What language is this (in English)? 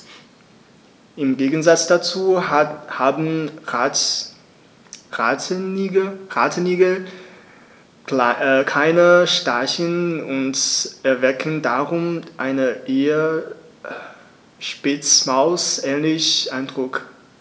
German